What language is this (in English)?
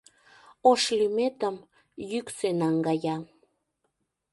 Mari